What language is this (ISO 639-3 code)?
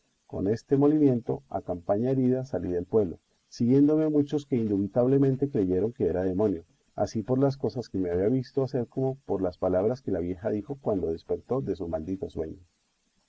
spa